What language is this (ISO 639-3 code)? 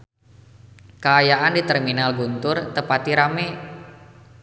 sun